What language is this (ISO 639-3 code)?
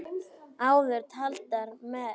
isl